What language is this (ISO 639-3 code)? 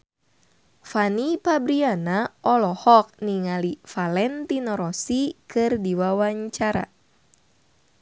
sun